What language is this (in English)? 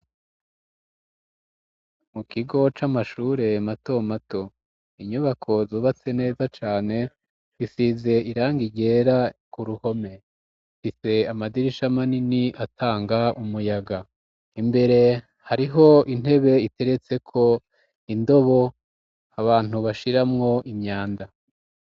Rundi